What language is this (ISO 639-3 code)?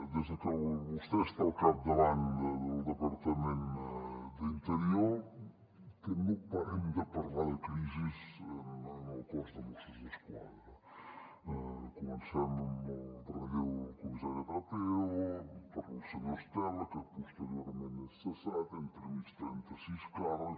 cat